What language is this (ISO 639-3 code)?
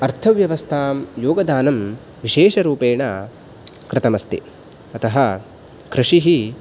san